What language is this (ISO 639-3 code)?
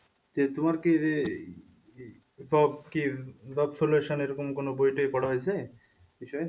ben